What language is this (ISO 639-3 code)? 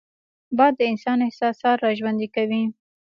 pus